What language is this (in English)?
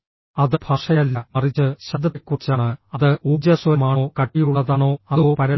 Malayalam